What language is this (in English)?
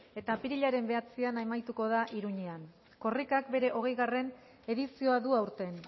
Basque